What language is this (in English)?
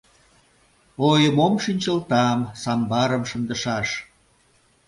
Mari